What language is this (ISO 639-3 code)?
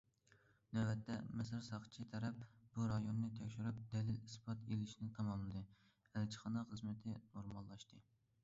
uig